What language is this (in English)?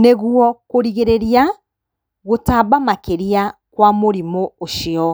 Kikuyu